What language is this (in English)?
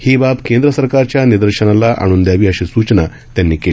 Marathi